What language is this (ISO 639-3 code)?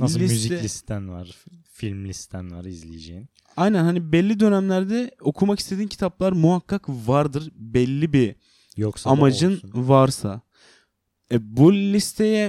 tur